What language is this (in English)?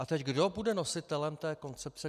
Czech